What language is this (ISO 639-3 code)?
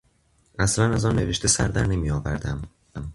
fas